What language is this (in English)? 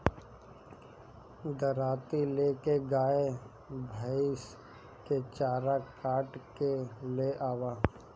Bhojpuri